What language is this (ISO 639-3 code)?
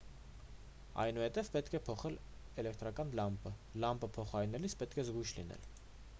hye